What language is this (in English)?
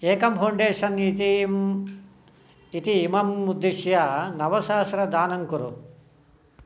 Sanskrit